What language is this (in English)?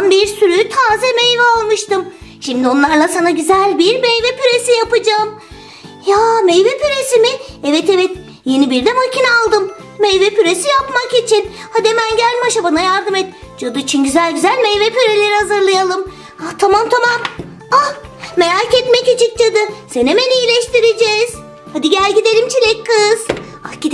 Turkish